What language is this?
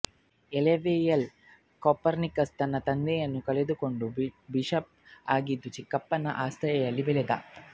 Kannada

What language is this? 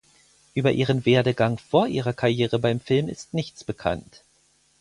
German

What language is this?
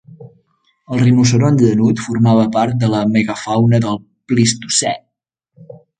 Catalan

